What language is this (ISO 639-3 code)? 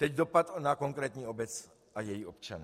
ces